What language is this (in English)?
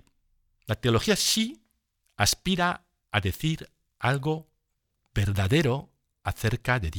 Spanish